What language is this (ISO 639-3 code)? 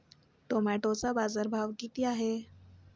mar